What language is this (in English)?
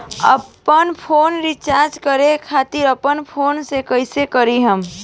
Bhojpuri